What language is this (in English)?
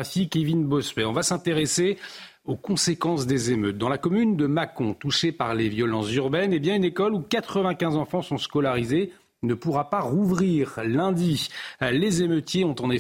French